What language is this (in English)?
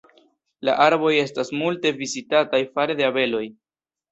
Esperanto